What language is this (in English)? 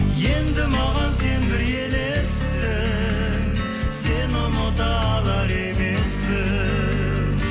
Kazakh